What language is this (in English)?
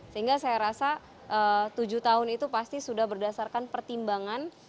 Indonesian